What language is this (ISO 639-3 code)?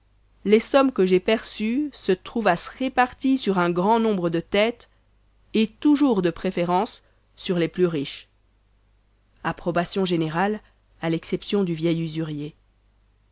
fra